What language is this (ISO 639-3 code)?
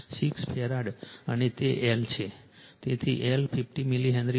guj